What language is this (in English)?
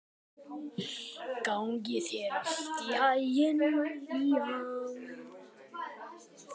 Icelandic